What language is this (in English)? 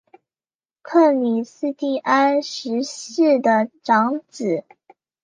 Chinese